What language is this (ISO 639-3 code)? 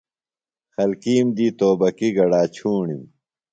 phl